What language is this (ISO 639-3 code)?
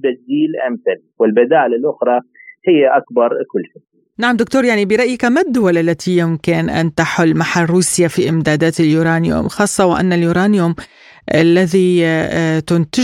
ara